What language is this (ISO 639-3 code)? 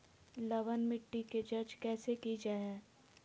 mag